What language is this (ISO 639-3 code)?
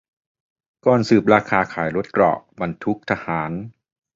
tha